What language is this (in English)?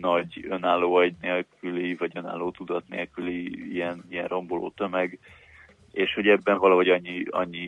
Hungarian